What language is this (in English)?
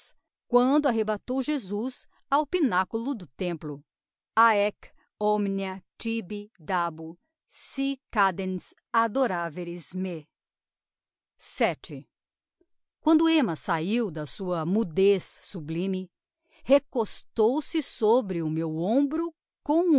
Portuguese